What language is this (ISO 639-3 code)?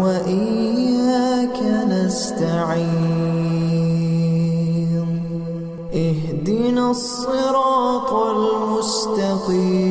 ara